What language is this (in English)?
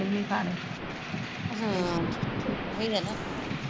Punjabi